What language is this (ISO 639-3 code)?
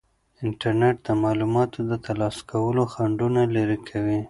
pus